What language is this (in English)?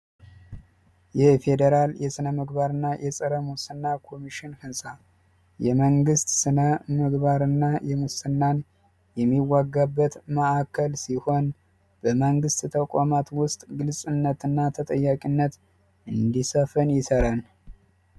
Amharic